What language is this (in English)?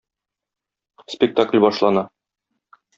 Tatar